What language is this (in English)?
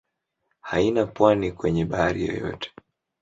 Swahili